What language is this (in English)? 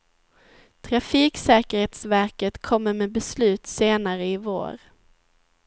Swedish